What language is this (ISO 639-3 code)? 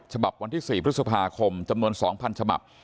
tha